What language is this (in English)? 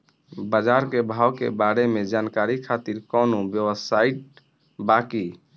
Bhojpuri